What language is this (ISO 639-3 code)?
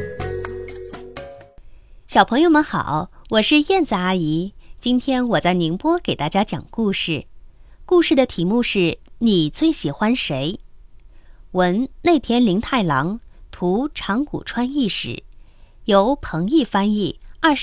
zho